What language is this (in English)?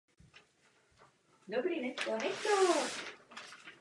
Czech